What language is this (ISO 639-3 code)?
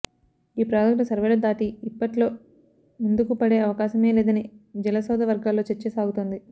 tel